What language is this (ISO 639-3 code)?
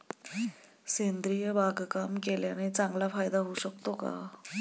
mar